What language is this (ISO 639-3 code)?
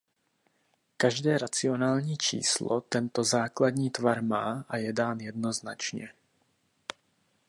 ces